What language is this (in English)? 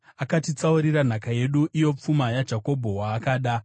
Shona